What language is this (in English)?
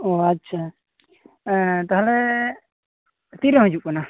Santali